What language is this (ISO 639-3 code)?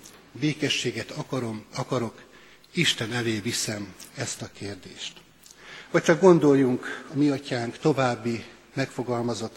hun